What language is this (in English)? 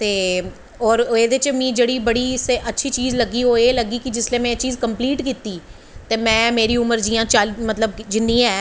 Dogri